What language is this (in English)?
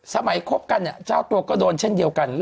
Thai